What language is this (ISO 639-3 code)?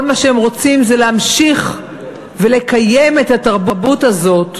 heb